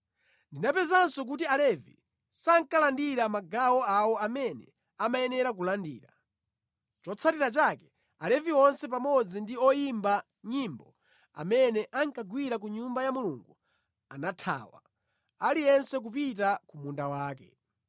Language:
Nyanja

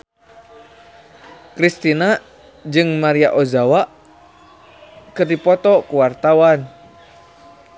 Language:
Sundanese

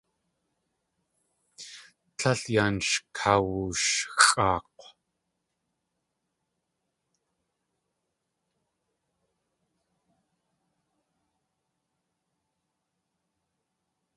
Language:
Tlingit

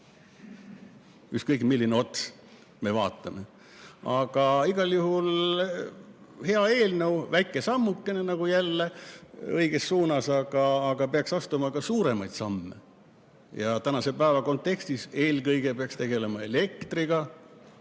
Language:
Estonian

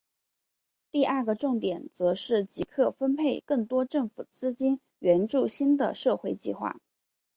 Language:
Chinese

